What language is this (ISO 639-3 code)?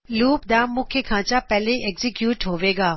pan